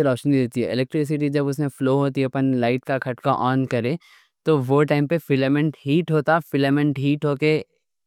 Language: Deccan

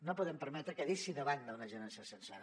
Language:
Catalan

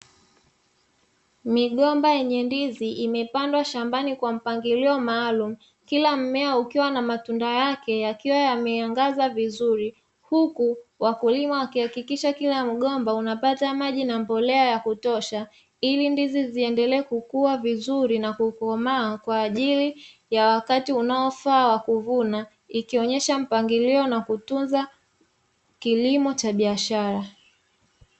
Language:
Swahili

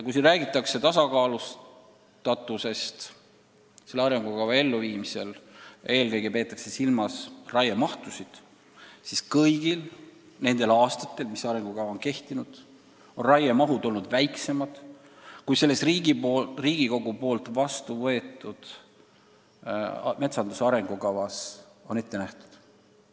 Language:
Estonian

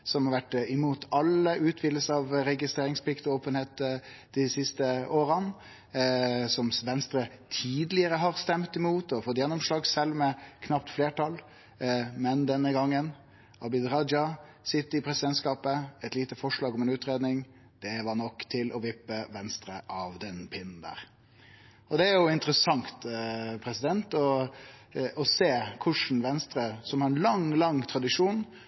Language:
Norwegian Nynorsk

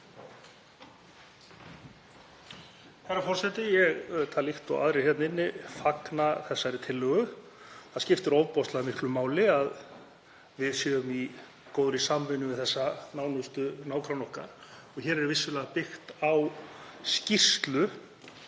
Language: Icelandic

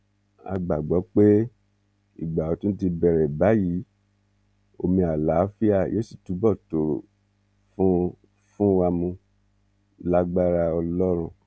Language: Yoruba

